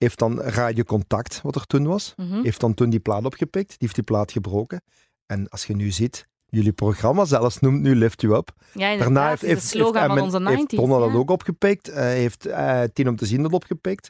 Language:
Dutch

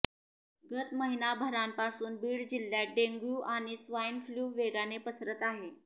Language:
Marathi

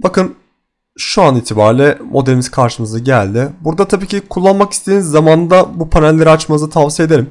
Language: Turkish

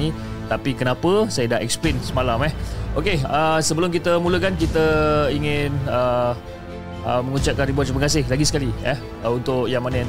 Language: Malay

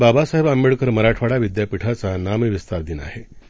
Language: Marathi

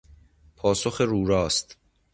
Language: Persian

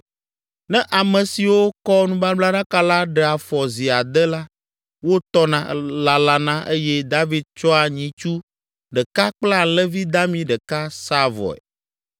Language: Ewe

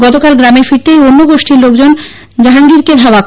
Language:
Bangla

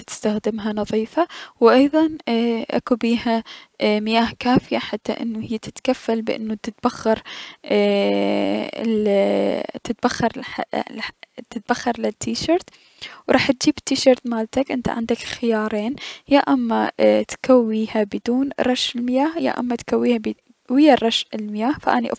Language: Mesopotamian Arabic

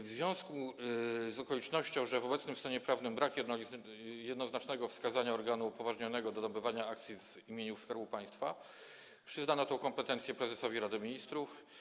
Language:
Polish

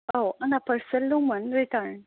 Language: Bodo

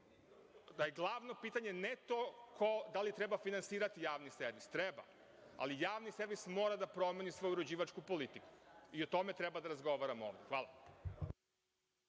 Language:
Serbian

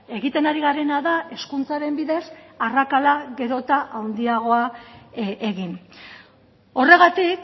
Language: Basque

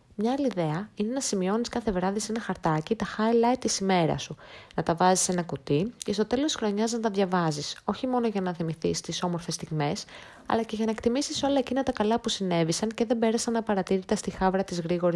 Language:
Greek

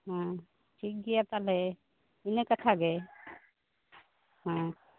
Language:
Santali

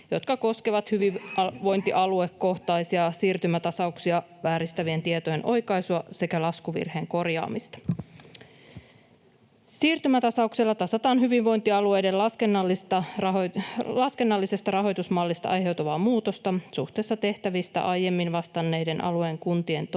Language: Finnish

